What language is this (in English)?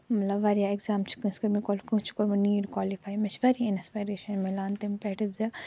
Kashmiri